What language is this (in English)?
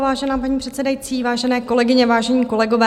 Czech